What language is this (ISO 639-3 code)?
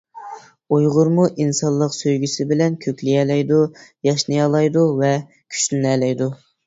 uig